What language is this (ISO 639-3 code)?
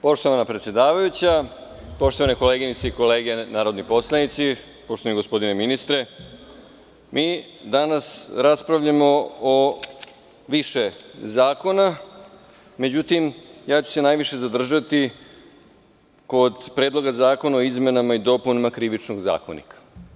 srp